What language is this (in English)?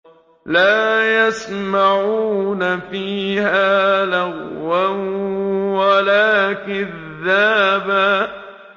Arabic